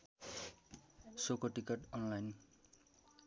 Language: Nepali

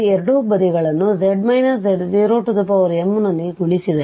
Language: Kannada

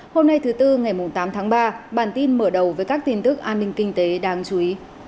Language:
Vietnamese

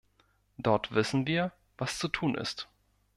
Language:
German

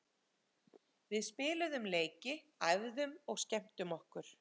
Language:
Icelandic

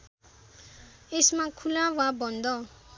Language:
Nepali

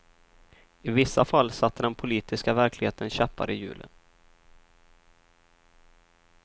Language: Swedish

